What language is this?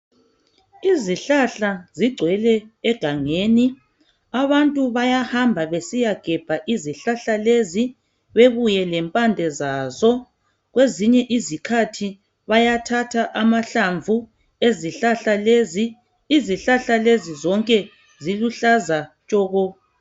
North Ndebele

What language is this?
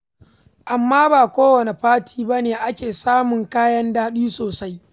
Hausa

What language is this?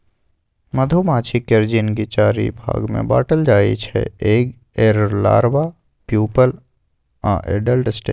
Maithili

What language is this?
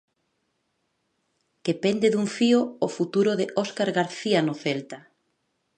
Galician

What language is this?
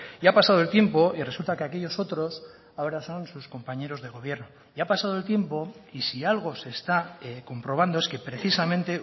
Spanish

